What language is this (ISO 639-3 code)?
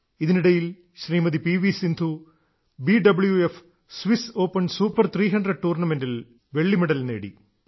mal